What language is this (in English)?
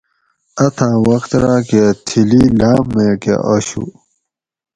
Gawri